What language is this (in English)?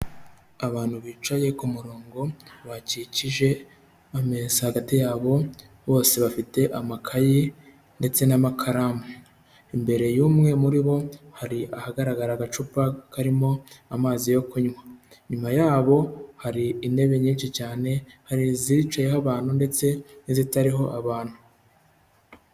Kinyarwanda